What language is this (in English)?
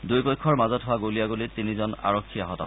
Assamese